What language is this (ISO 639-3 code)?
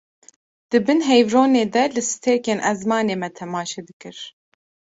kur